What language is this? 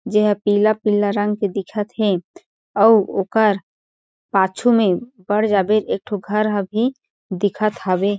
Chhattisgarhi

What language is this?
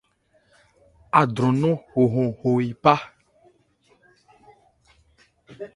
Ebrié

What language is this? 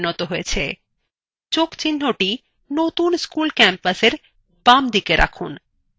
Bangla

